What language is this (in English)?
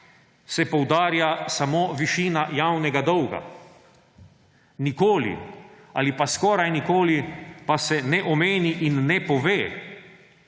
Slovenian